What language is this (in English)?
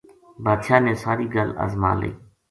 Gujari